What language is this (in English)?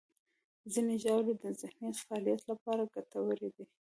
Pashto